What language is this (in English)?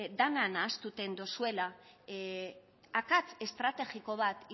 Basque